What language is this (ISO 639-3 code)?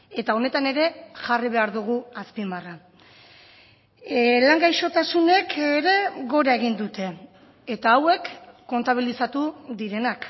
eus